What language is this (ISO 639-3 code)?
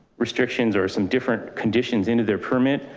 eng